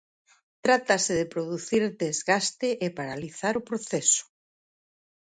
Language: Galician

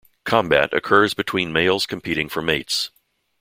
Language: English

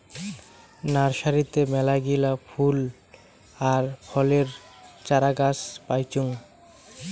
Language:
Bangla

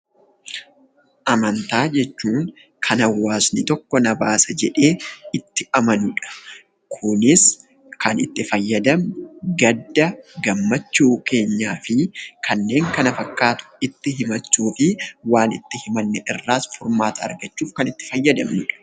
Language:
Oromo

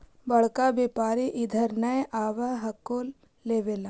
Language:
Magahi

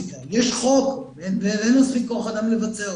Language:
Hebrew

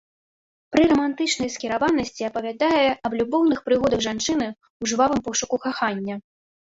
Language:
Belarusian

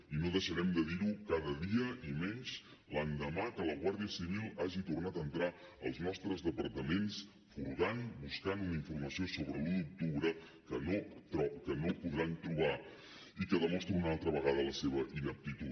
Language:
Catalan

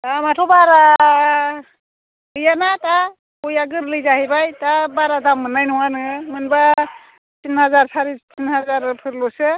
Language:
Bodo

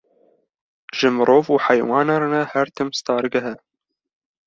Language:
Kurdish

